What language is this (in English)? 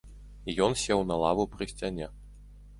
Belarusian